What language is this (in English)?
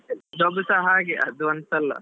Kannada